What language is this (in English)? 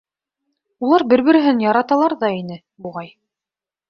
Bashkir